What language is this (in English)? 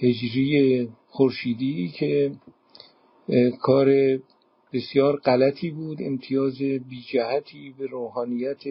Persian